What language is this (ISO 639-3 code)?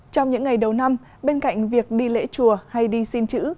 vie